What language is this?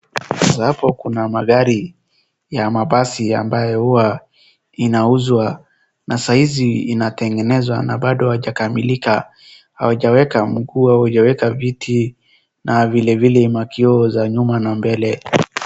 Swahili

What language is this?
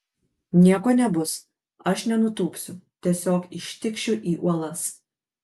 Lithuanian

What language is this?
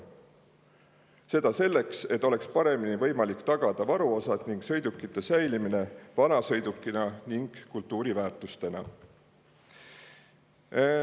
Estonian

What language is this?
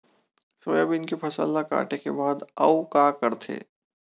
Chhattisgarhi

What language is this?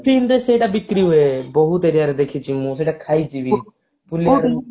Odia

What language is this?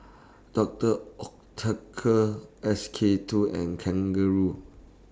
English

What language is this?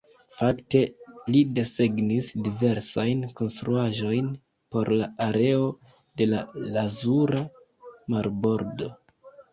Esperanto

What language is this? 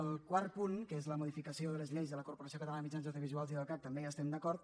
Catalan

